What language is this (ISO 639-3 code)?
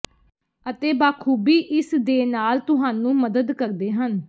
pan